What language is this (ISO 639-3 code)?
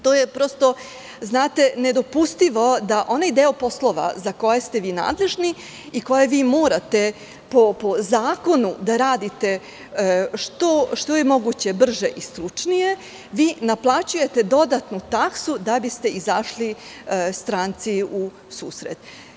srp